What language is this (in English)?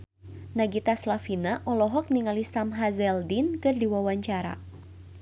Sundanese